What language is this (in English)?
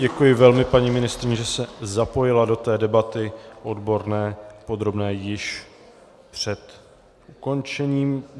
Czech